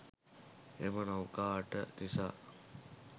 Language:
Sinhala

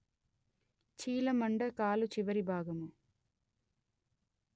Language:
Telugu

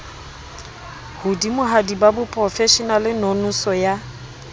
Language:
Southern Sotho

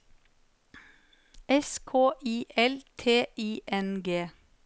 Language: Norwegian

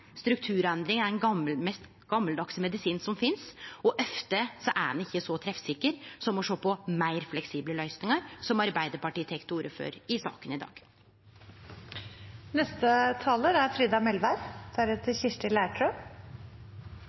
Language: Norwegian Nynorsk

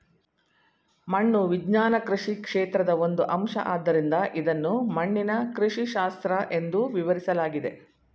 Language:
Kannada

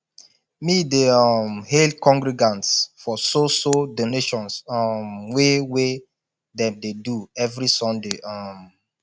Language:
Nigerian Pidgin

